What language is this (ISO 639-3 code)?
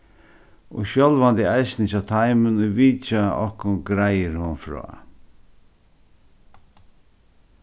fao